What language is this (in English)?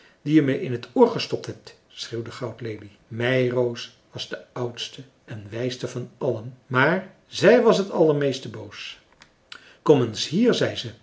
Dutch